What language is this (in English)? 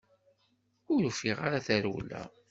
Kabyle